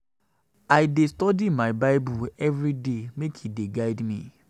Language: Nigerian Pidgin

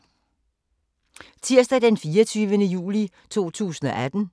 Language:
Danish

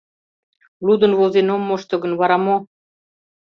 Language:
Mari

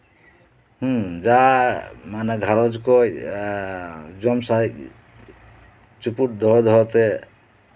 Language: Santali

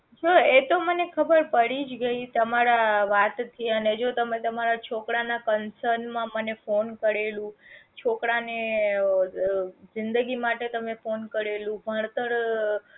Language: Gujarati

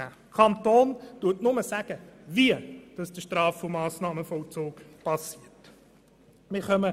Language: Swiss German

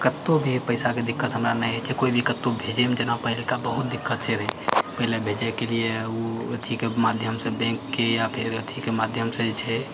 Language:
Maithili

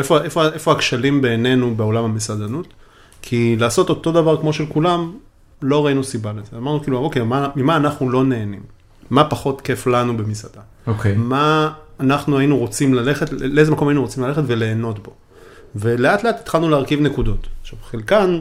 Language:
Hebrew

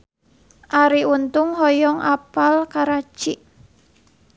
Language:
Sundanese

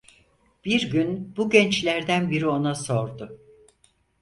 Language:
Turkish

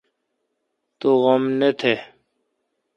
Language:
Kalkoti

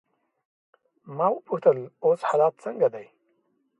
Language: Pashto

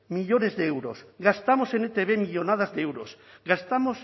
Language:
Spanish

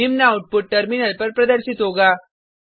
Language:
Hindi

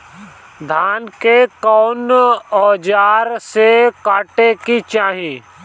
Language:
Bhojpuri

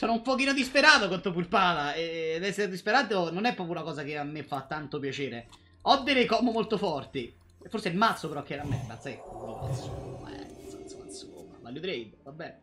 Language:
Italian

